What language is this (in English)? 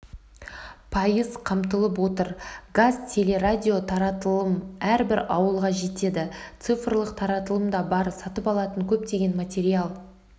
Kazakh